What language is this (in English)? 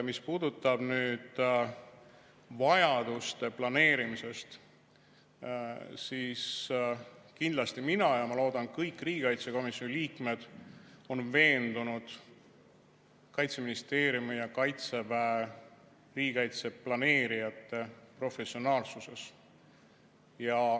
Estonian